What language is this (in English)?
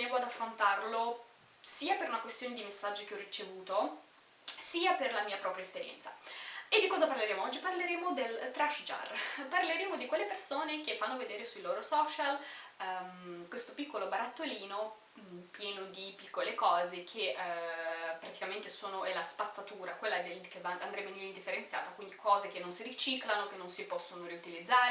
Italian